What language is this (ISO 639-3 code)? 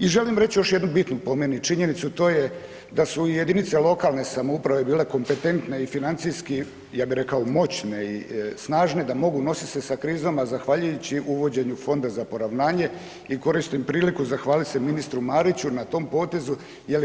hrv